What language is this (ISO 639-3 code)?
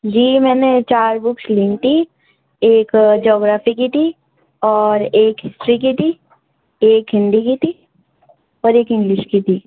urd